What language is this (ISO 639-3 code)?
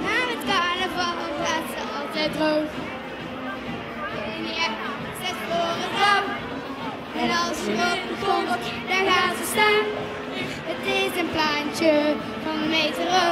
nld